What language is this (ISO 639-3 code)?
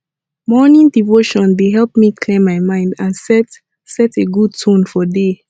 pcm